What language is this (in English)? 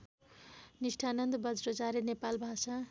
Nepali